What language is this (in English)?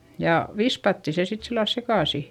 Finnish